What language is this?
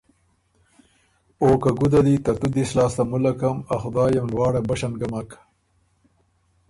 Ormuri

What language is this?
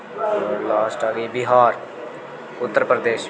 Dogri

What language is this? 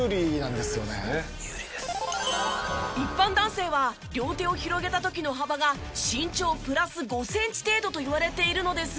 Japanese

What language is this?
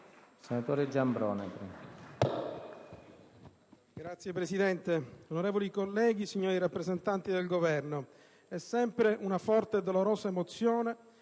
Italian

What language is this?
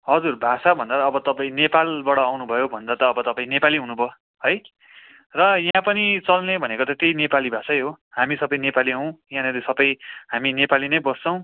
Nepali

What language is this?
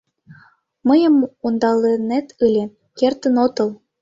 Mari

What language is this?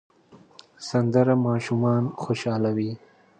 Pashto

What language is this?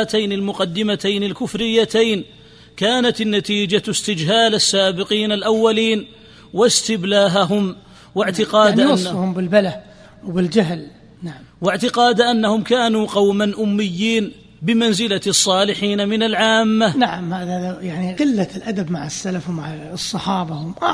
Arabic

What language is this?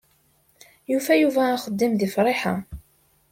Kabyle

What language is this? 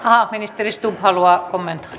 Finnish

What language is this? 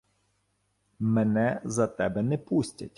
Ukrainian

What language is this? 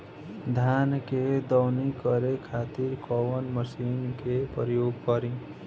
Bhojpuri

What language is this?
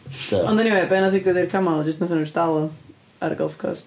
Welsh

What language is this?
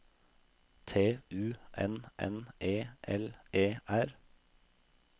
Norwegian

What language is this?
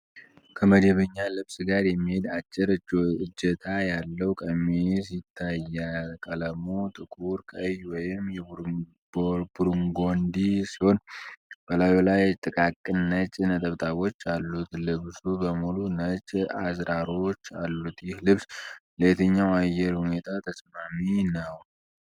Amharic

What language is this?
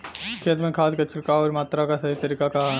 Bhojpuri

